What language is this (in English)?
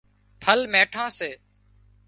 Wadiyara Koli